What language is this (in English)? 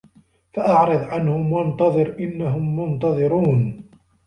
Arabic